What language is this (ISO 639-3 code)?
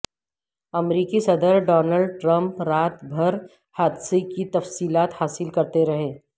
urd